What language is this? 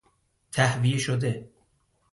Persian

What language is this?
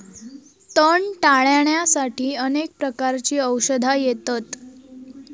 Marathi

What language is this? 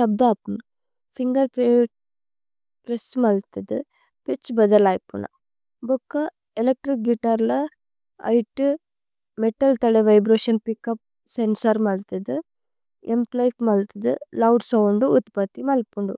Tulu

